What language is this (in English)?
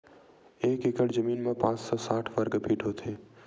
Chhattisgarhi